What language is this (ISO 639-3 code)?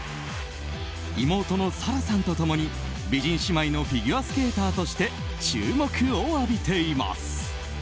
jpn